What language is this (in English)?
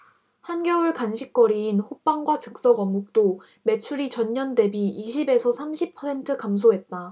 Korean